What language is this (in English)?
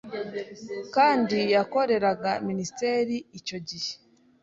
Kinyarwanda